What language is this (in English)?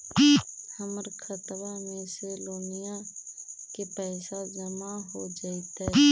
Magahi